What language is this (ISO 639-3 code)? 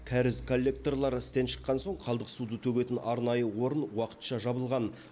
kaz